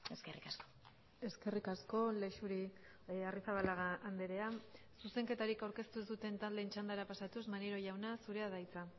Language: Basque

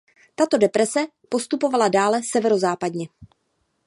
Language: Czech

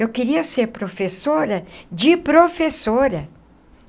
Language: Portuguese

